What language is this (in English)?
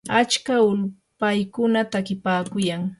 Yanahuanca Pasco Quechua